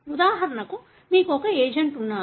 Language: Telugu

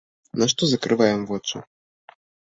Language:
Belarusian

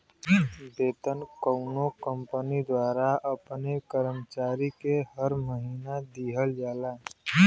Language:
Bhojpuri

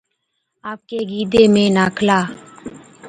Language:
Od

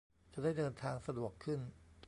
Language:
Thai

